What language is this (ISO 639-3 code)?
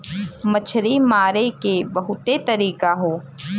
bho